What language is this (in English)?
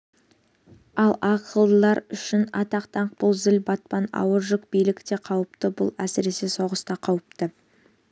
Kazakh